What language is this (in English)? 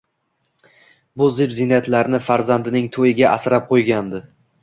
Uzbek